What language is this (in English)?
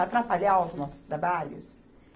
Portuguese